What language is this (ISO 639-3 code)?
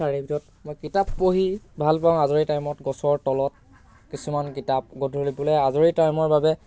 asm